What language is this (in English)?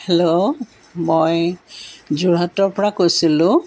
Assamese